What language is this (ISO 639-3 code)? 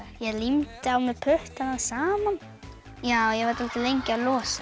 isl